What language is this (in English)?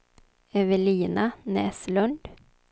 Swedish